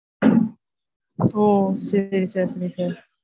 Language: Tamil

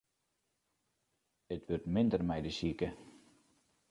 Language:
Western Frisian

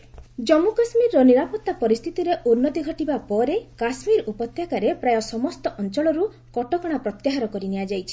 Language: Odia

